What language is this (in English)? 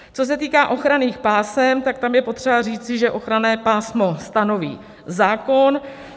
Czech